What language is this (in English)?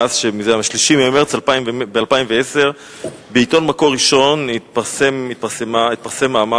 Hebrew